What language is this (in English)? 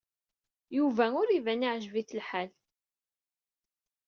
Kabyle